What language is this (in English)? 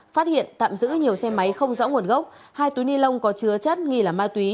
Vietnamese